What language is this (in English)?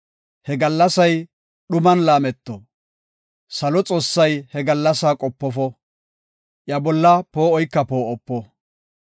Gofa